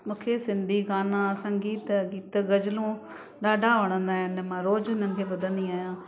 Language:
Sindhi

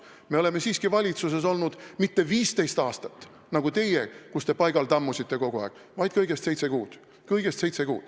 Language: Estonian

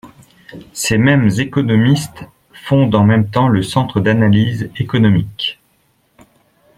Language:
French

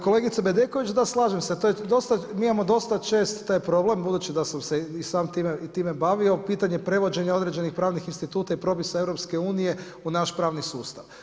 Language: Croatian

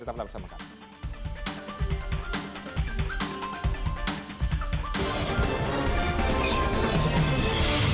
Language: Indonesian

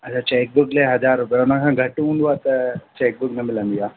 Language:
Sindhi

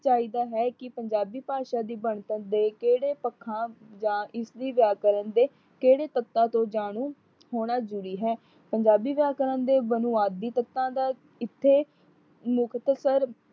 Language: Punjabi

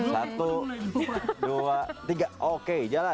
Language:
Indonesian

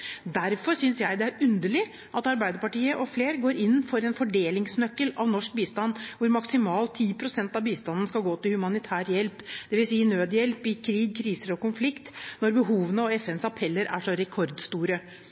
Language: Norwegian Bokmål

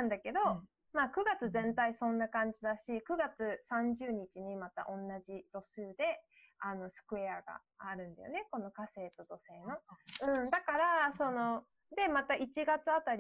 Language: Japanese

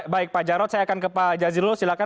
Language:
Indonesian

